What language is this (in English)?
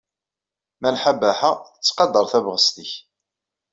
Kabyle